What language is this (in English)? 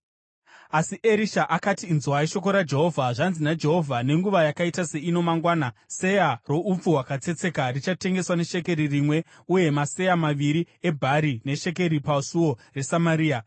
Shona